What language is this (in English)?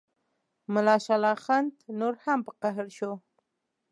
Pashto